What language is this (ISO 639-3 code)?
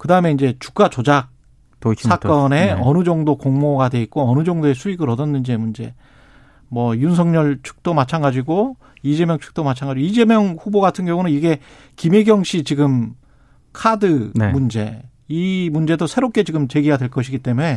kor